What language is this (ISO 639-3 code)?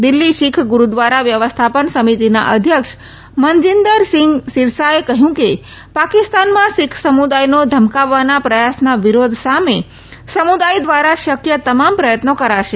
guj